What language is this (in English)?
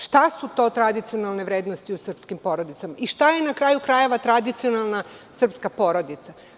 Serbian